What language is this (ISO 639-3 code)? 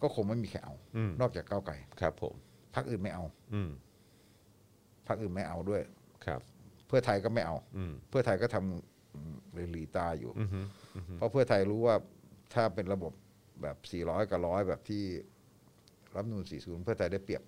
tha